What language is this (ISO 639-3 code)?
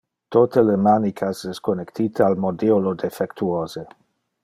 ina